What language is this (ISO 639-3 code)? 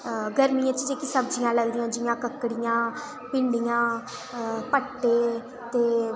doi